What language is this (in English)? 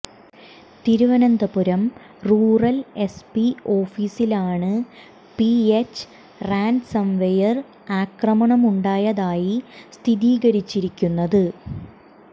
Malayalam